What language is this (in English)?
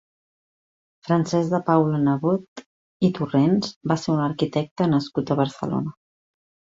Catalan